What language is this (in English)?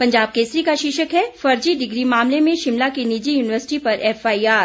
Hindi